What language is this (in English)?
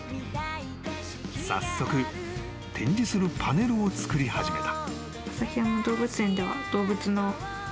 Japanese